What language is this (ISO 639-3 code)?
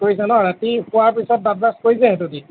asm